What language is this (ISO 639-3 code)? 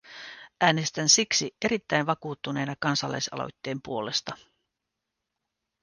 fin